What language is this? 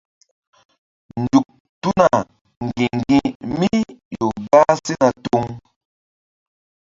Mbum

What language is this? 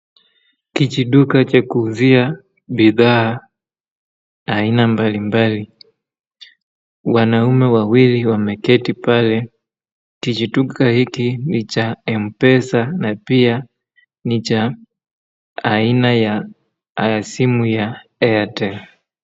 Swahili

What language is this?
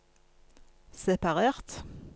Norwegian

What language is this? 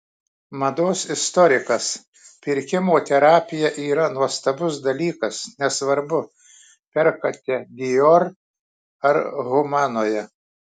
Lithuanian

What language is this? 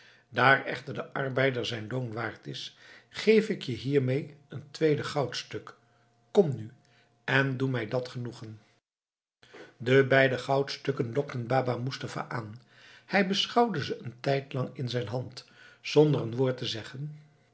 Dutch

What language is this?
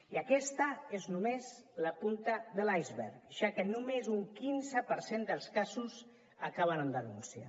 Catalan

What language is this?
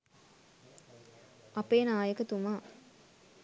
Sinhala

